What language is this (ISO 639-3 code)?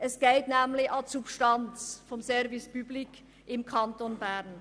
gsw